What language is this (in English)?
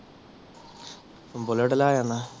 Punjabi